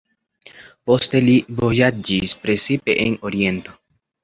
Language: Esperanto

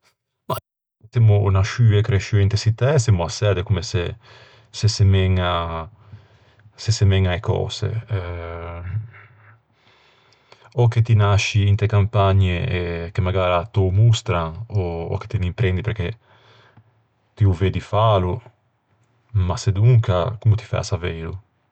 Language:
Ligurian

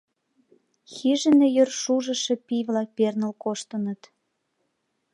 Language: Mari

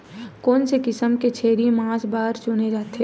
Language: Chhattisgarhi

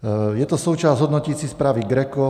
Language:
Czech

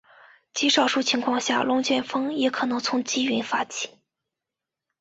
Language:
Chinese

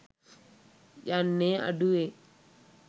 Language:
Sinhala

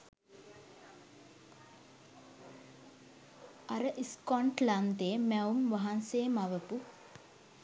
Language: Sinhala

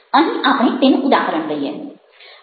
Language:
Gujarati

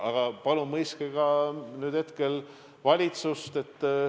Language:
Estonian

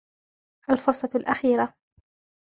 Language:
Arabic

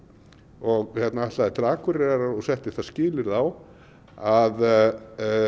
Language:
Icelandic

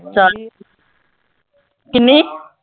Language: Punjabi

